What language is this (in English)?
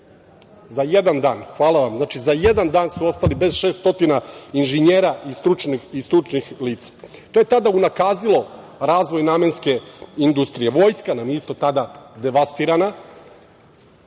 Serbian